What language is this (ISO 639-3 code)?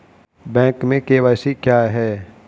hin